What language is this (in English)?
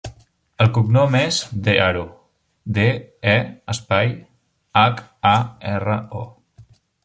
Catalan